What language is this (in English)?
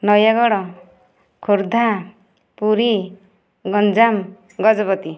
Odia